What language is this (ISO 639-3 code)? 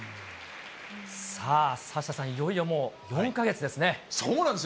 jpn